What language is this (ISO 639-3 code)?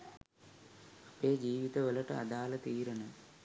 sin